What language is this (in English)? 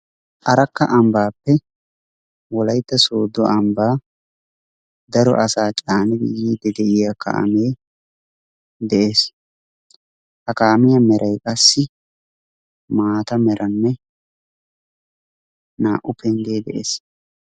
Wolaytta